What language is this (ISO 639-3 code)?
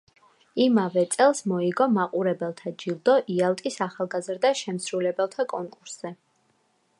kat